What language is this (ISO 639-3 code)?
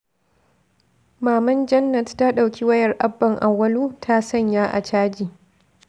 hau